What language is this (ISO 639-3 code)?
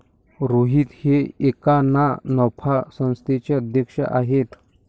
mar